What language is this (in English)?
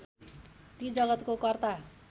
Nepali